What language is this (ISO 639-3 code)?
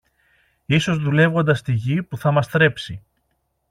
ell